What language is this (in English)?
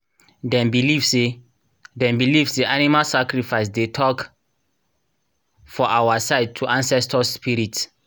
Nigerian Pidgin